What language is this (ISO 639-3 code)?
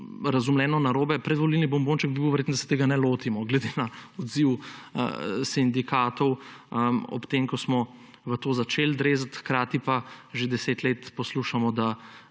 slv